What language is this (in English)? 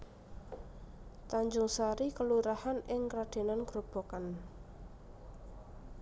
Javanese